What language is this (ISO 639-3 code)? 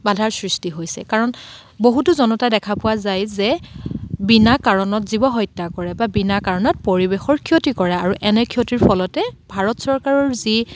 asm